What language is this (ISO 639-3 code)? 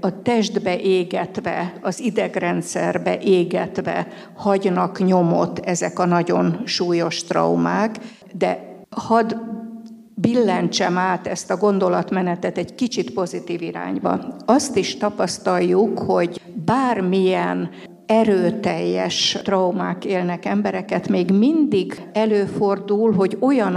hun